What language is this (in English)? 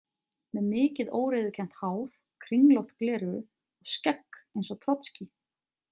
Icelandic